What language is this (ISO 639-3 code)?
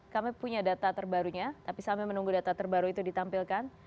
ind